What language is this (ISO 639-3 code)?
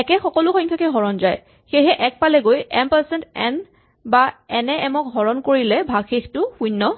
asm